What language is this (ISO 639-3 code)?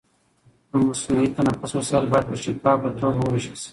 pus